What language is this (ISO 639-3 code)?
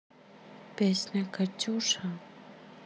rus